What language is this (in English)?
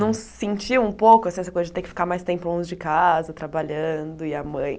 Portuguese